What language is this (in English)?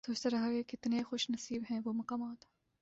Urdu